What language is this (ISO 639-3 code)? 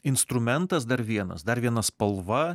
lit